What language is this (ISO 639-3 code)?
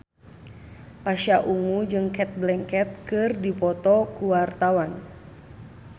sun